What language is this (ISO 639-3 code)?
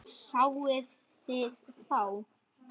isl